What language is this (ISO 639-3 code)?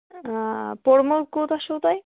kas